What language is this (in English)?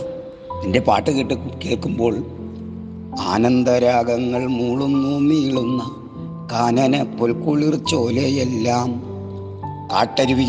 Malayalam